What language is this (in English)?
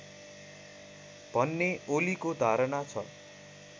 Nepali